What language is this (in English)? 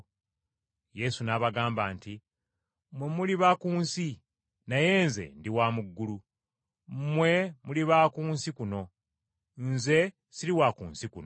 Ganda